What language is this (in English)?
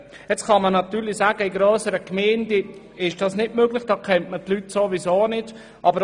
Swiss German